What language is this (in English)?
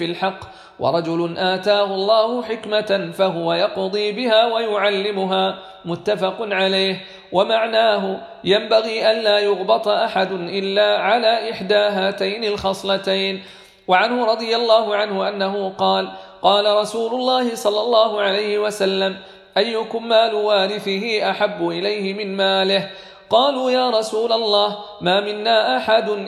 Arabic